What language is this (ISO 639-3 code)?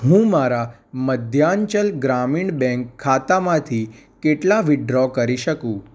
guj